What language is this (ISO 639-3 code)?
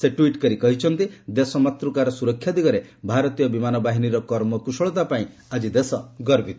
ori